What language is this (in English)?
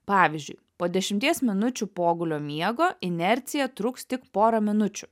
Lithuanian